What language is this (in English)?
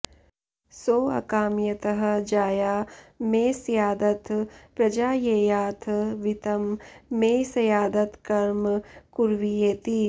Sanskrit